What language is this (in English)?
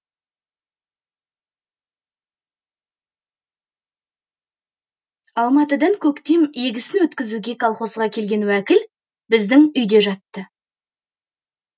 Kazakh